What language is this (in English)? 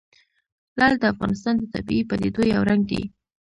Pashto